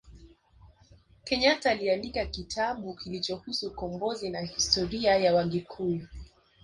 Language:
Swahili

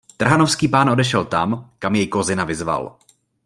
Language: Czech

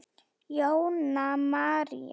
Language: Icelandic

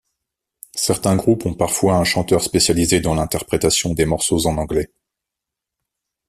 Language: French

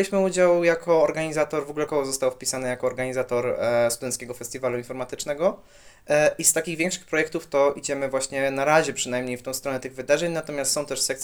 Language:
Polish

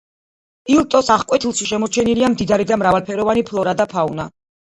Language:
Georgian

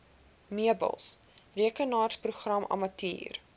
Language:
Afrikaans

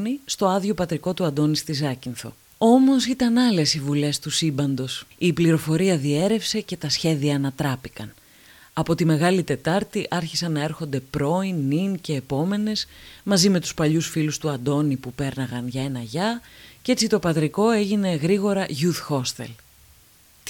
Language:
Greek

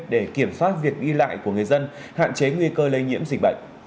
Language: Vietnamese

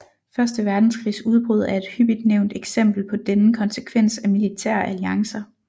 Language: Danish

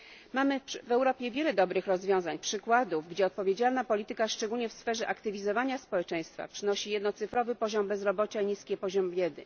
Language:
Polish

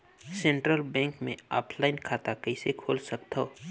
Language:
Chhattisgarhi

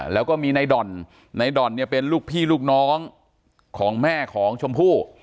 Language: Thai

